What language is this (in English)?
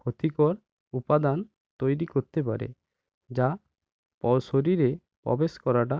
Bangla